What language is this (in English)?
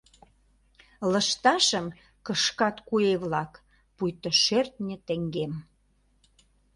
Mari